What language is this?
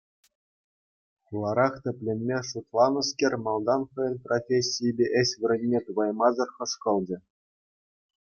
Chuvash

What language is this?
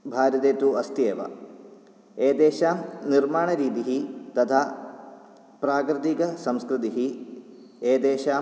Sanskrit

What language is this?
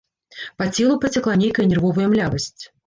Belarusian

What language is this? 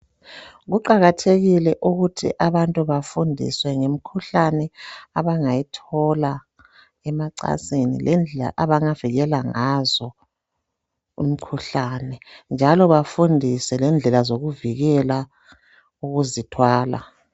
North Ndebele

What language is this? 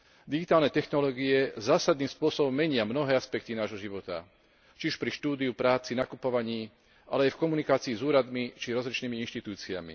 Slovak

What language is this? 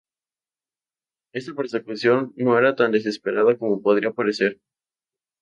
Spanish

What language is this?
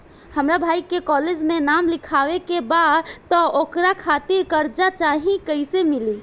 Bhojpuri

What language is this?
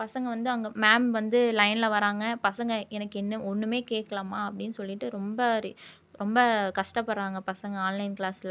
Tamil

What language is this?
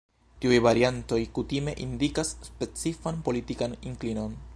Esperanto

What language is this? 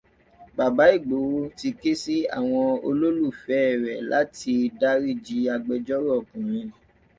Yoruba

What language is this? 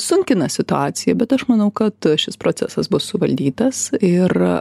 Lithuanian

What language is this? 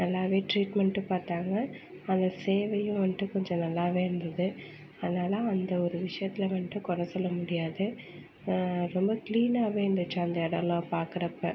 Tamil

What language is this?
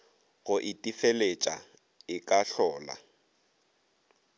Northern Sotho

